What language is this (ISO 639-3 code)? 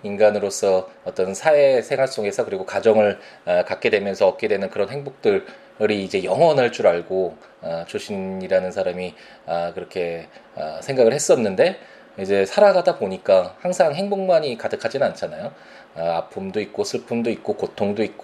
kor